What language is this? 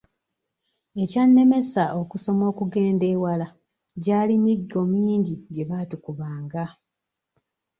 Ganda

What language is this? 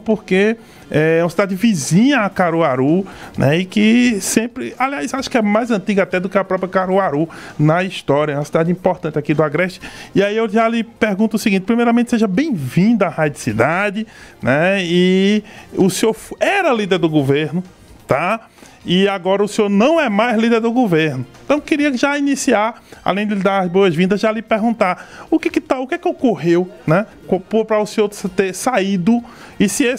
Portuguese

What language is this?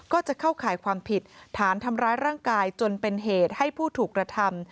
Thai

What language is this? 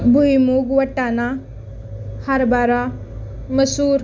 Marathi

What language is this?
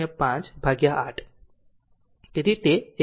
Gujarati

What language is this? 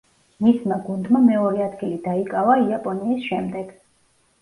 Georgian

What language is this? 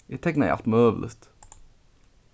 Faroese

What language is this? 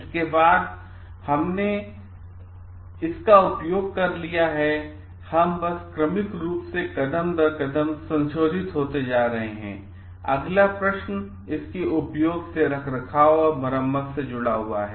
Hindi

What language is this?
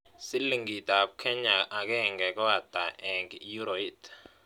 Kalenjin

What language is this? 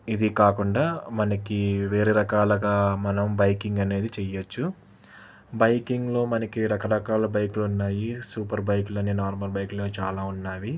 Telugu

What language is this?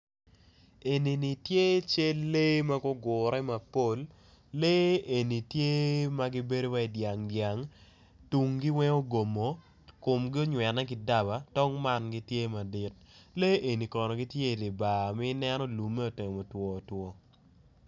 Acoli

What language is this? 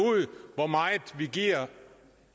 Danish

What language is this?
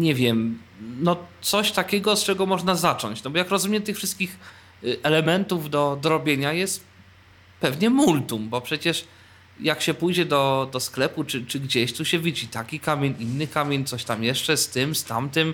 Polish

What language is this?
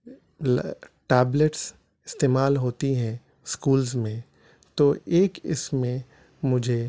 Urdu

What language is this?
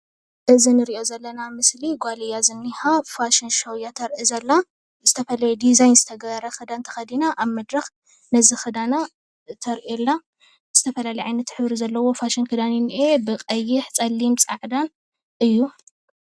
Tigrinya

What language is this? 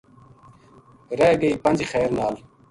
Gujari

